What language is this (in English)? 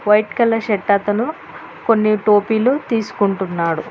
Telugu